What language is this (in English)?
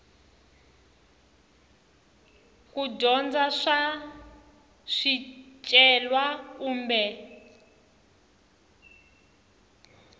Tsonga